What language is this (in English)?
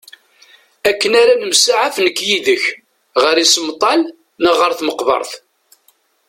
Kabyle